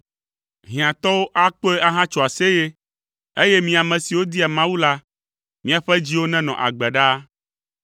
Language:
Ewe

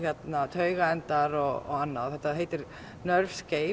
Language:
Icelandic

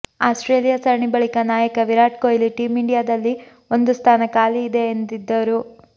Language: Kannada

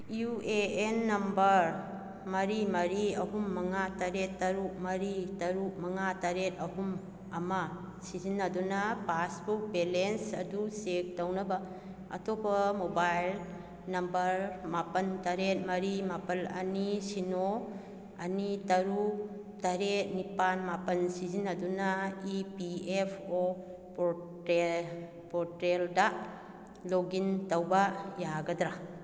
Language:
Manipuri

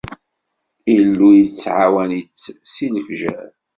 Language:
Kabyle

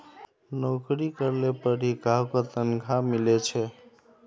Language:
Magahi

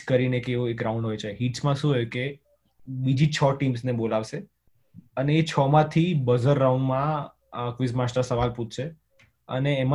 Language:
Gujarati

